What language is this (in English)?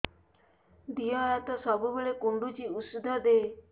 Odia